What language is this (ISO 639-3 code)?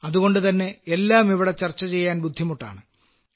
mal